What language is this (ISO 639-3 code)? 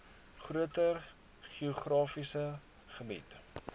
afr